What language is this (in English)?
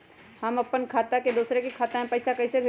Magahi